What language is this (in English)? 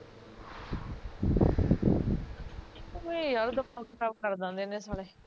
Punjabi